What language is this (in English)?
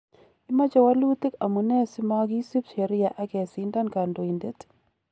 Kalenjin